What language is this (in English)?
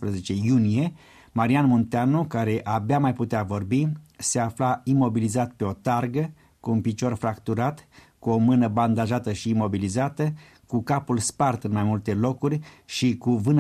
Romanian